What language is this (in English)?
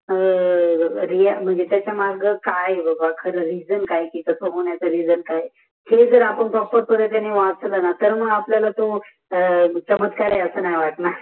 Marathi